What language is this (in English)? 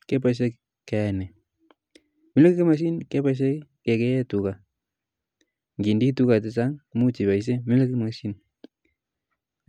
Kalenjin